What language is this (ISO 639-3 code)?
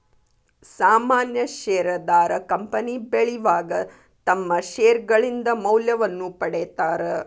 kan